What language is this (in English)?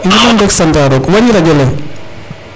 Serer